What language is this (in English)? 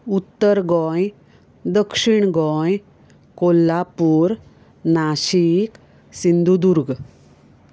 Konkani